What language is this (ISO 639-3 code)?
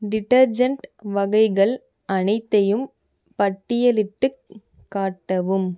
tam